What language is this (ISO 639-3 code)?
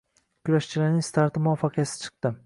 uzb